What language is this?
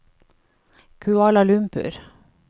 Norwegian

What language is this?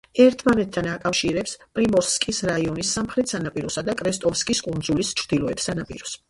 Georgian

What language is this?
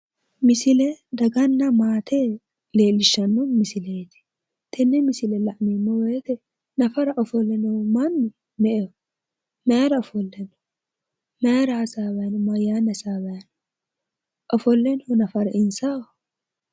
Sidamo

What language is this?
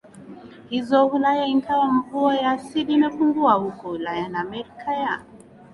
Swahili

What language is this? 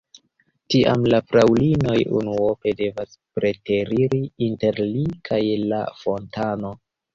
Esperanto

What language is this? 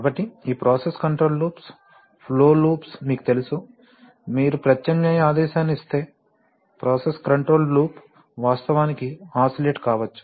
Telugu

